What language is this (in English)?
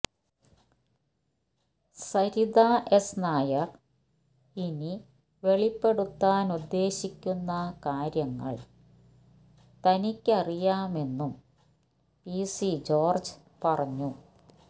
Malayalam